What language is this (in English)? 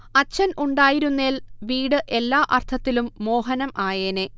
Malayalam